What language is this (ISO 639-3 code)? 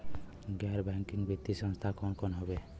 bho